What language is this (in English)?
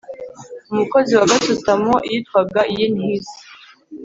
Kinyarwanda